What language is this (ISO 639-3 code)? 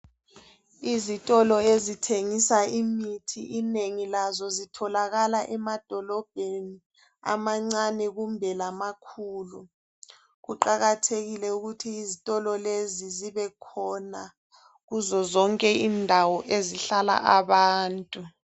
nde